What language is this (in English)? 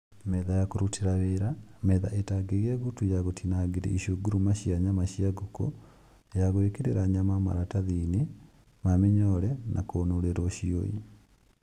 Kikuyu